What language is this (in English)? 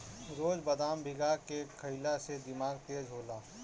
Bhojpuri